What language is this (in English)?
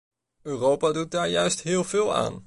Dutch